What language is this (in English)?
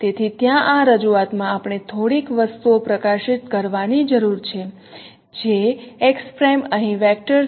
Gujarati